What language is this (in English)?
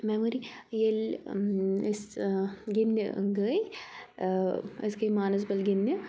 Kashmiri